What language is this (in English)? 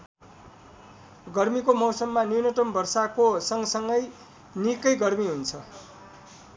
Nepali